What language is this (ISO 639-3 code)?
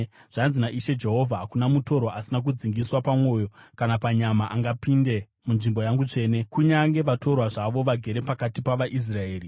sna